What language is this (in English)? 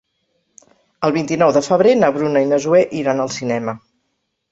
Catalan